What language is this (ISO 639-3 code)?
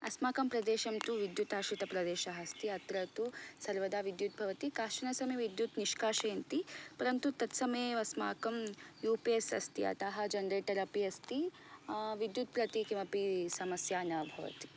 san